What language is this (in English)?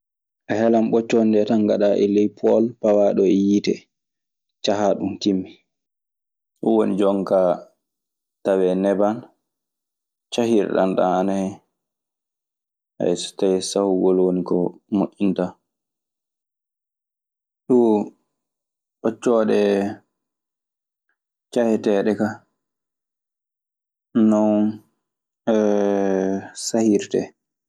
Maasina Fulfulde